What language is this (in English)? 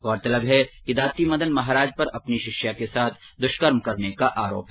Hindi